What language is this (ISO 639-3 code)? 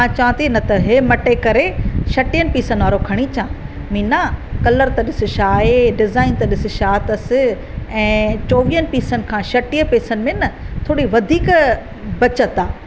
snd